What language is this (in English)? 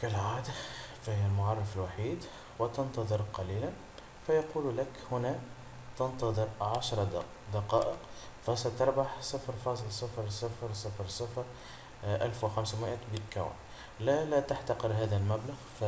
Arabic